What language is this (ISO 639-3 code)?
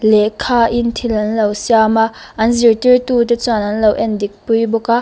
lus